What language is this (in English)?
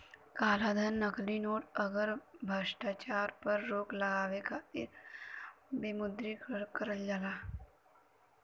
Bhojpuri